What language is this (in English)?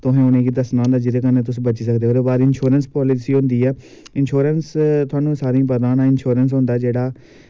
Dogri